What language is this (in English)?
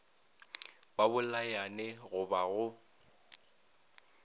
Northern Sotho